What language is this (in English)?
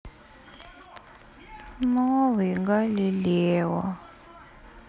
Russian